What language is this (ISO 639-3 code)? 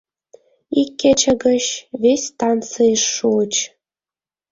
chm